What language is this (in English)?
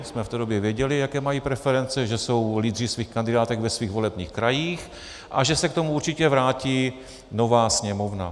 Czech